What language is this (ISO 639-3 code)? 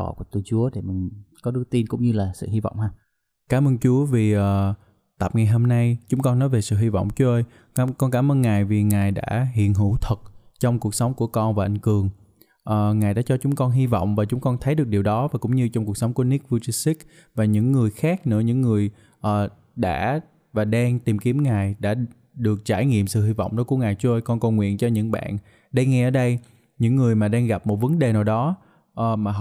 vie